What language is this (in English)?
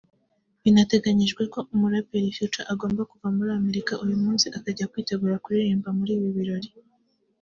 Kinyarwanda